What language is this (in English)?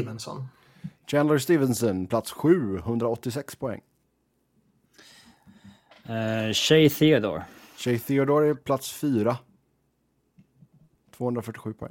Swedish